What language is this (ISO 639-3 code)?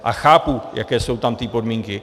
ces